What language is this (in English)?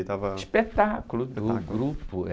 Portuguese